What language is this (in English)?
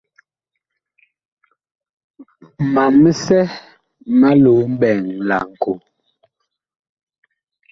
Bakoko